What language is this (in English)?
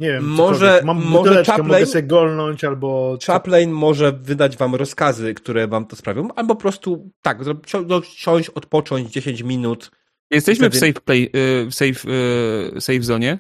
Polish